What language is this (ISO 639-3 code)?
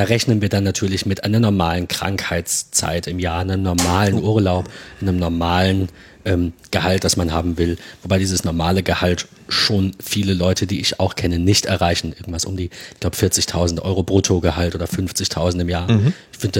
deu